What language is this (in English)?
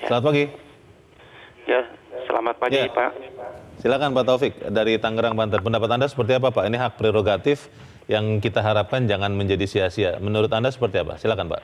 Indonesian